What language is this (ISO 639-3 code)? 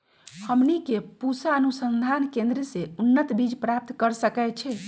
mag